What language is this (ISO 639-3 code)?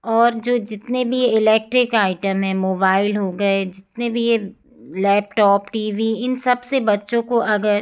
hin